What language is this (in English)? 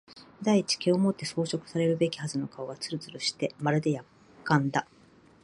Japanese